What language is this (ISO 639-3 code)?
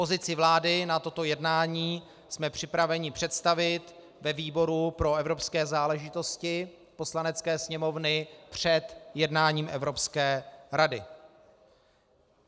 ces